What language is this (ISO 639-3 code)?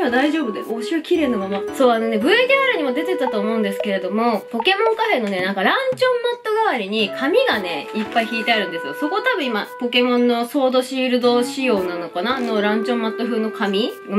jpn